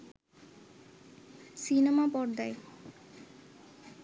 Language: Bangla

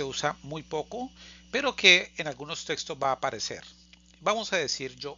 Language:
Spanish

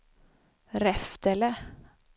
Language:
Swedish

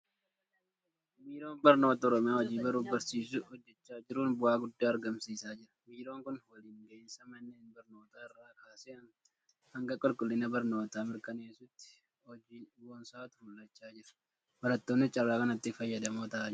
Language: Oromo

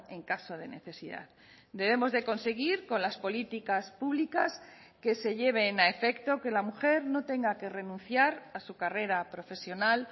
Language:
Spanish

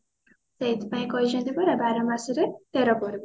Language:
Odia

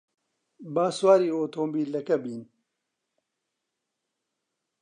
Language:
Central Kurdish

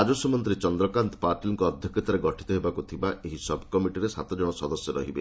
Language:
Odia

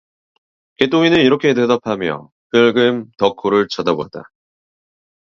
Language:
Korean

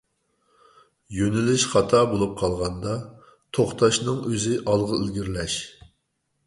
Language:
Uyghur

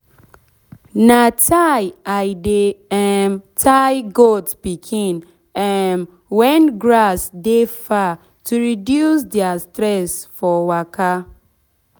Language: Nigerian Pidgin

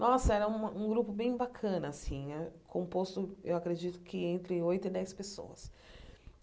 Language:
Portuguese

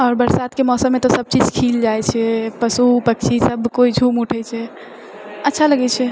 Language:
Maithili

